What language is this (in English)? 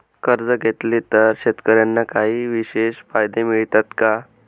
Marathi